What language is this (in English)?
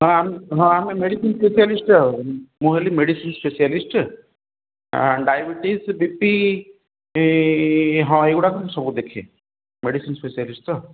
Odia